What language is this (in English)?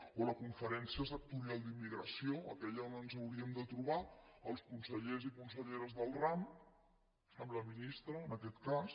Catalan